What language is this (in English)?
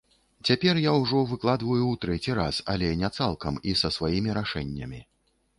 Belarusian